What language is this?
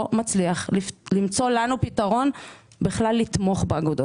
Hebrew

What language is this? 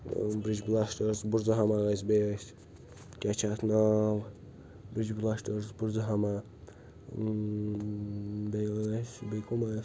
Kashmiri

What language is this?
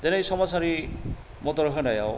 Bodo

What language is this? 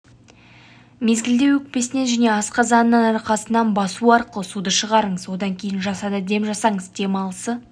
Kazakh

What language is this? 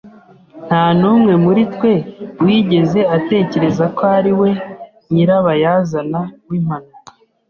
Kinyarwanda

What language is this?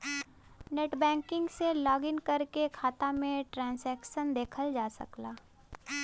Bhojpuri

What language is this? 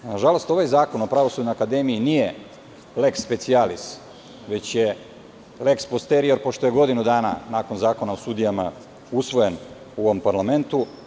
Serbian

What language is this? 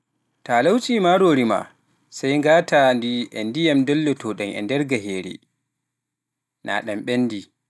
Pular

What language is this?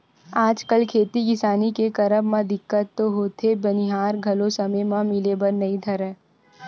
Chhattisgarhi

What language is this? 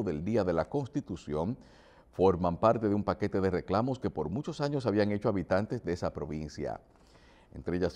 Spanish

